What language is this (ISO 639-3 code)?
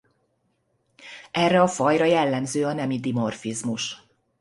hun